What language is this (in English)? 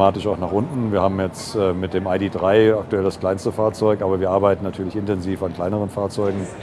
German